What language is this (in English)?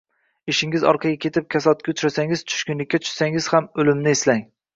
Uzbek